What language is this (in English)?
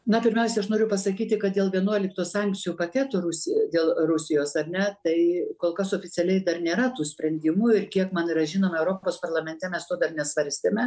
Lithuanian